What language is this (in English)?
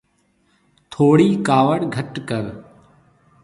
Marwari (Pakistan)